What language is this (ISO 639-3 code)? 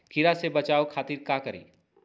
mag